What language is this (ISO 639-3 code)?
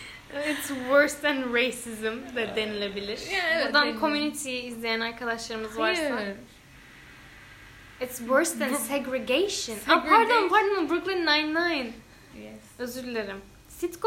tur